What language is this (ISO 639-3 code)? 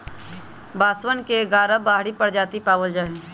mag